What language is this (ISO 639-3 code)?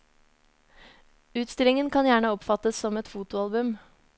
nor